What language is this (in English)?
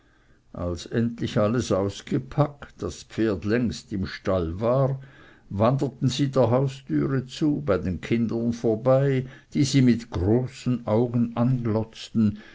German